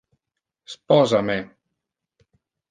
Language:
Interlingua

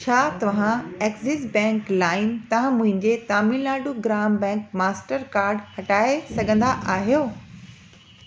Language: Sindhi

